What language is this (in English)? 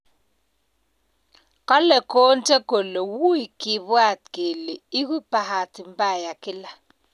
Kalenjin